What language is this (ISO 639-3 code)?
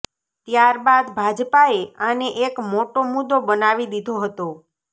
guj